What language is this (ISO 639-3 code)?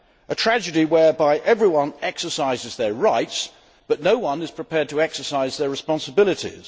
eng